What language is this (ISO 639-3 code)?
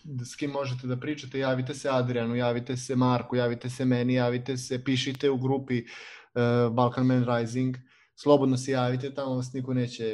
hrv